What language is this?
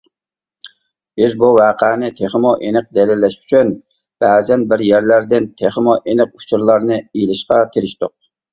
Uyghur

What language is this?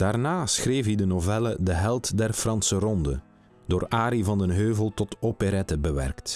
Dutch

